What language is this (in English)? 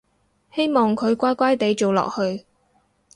Cantonese